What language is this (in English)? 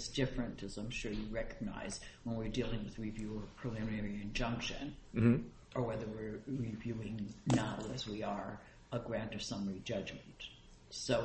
English